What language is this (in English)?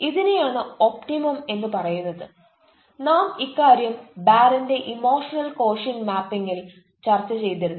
Malayalam